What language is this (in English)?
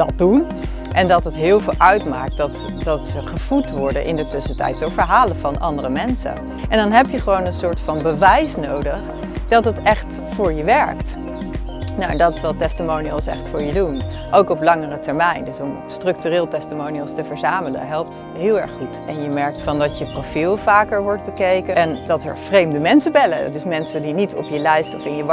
Dutch